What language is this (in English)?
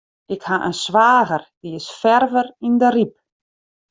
Western Frisian